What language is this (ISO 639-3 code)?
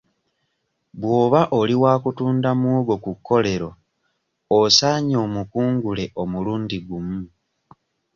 lug